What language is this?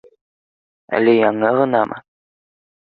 Bashkir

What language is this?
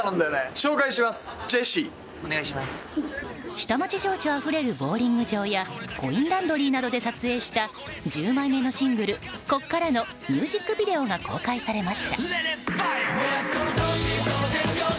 Japanese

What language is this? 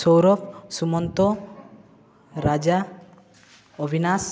Odia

